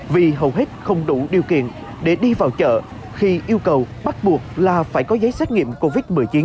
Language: Vietnamese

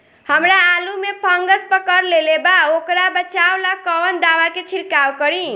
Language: Bhojpuri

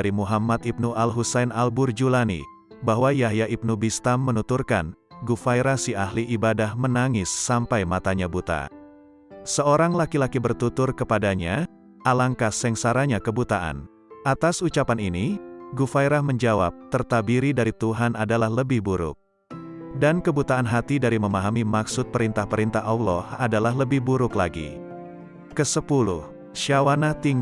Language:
Indonesian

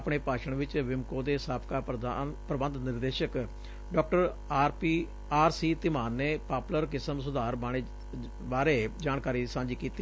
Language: Punjabi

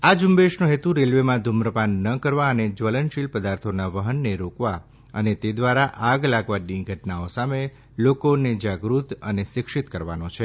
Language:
Gujarati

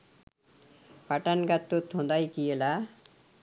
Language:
Sinhala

